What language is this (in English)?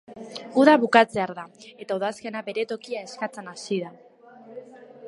Basque